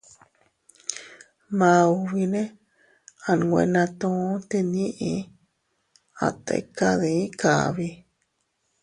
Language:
Teutila Cuicatec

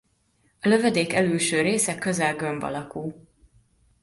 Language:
Hungarian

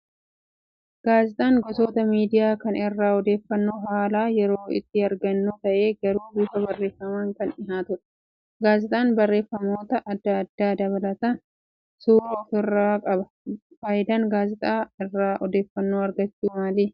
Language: Oromo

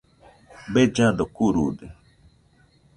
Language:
Nüpode Huitoto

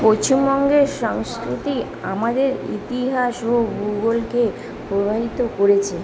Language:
Bangla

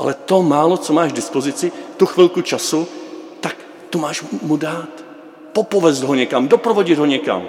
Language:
Czech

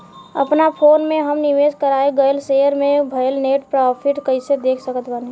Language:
Bhojpuri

